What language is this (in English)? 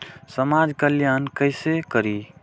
Maithili